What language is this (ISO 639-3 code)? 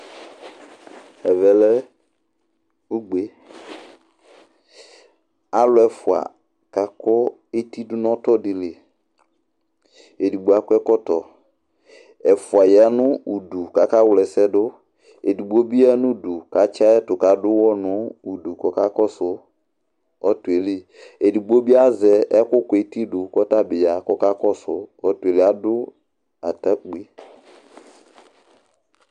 kpo